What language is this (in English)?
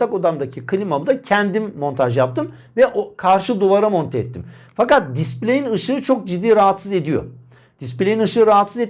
Turkish